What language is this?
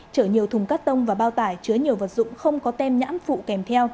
Vietnamese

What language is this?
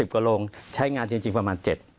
Thai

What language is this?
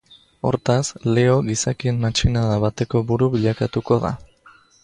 Basque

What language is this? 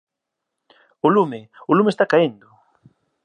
Galician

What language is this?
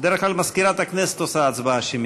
Hebrew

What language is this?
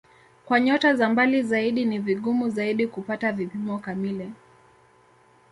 Swahili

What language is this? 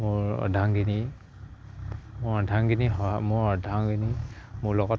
Assamese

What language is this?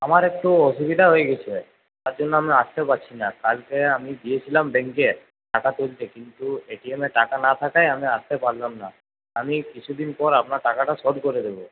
Bangla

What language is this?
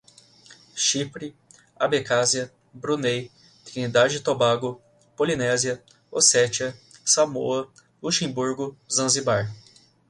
Portuguese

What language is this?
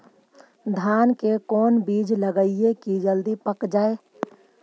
Magahi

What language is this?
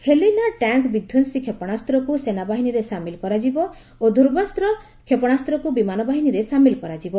Odia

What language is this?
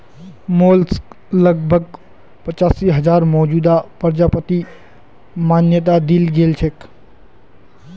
Magahi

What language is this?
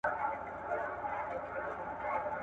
Pashto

